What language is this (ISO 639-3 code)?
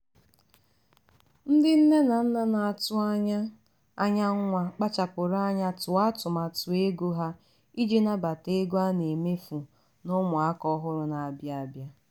ibo